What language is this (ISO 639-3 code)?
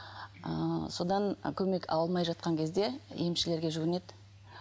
kaz